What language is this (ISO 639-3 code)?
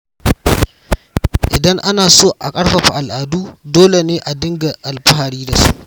hau